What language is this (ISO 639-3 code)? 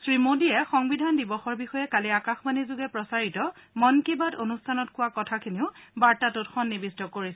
asm